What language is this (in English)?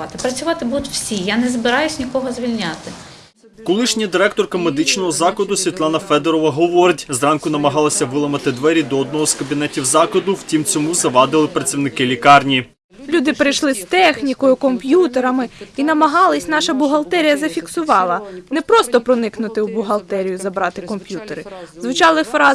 Ukrainian